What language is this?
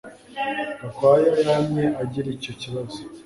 Kinyarwanda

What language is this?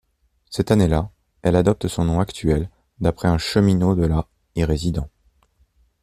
French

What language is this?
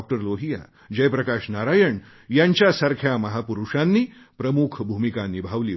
Marathi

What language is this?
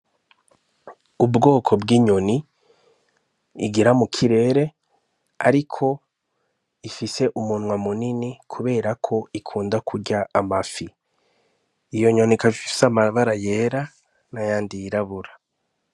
Rundi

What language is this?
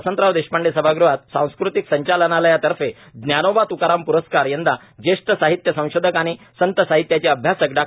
Marathi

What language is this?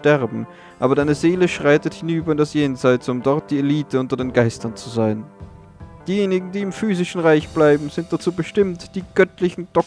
German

